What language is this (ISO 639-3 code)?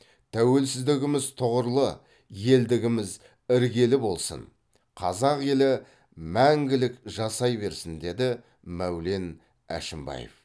kaz